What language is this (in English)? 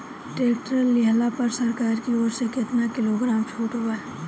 Bhojpuri